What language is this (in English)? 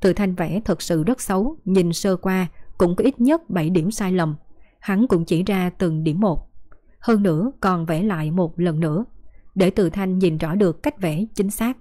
Vietnamese